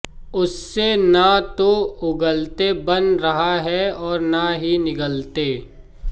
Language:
Hindi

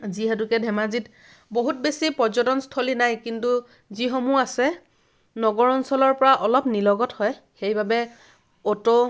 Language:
Assamese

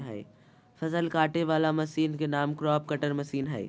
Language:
Magahi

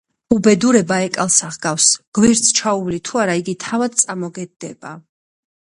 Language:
Georgian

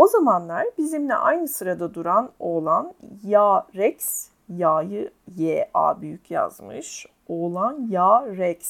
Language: Turkish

